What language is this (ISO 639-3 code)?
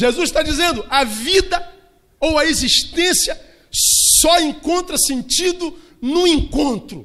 por